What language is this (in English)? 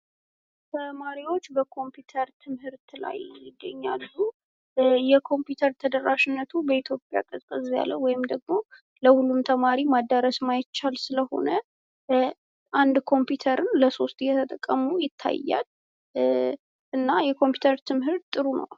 Amharic